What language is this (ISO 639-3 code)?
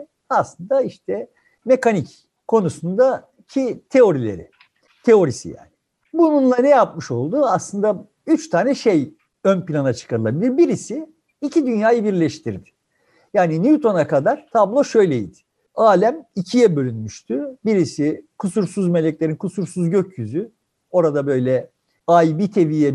tur